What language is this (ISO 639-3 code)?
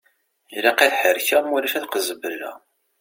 kab